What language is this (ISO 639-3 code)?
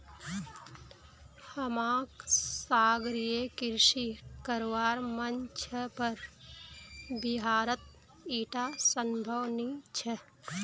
mag